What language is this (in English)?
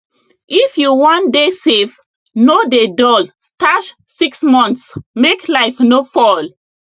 Nigerian Pidgin